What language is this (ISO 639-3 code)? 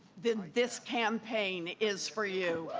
eng